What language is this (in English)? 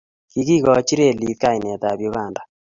Kalenjin